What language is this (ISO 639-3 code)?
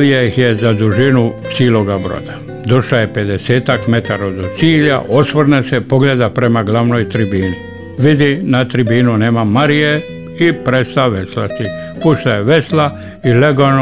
hrv